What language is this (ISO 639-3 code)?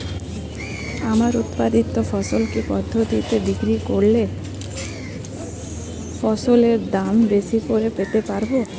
ben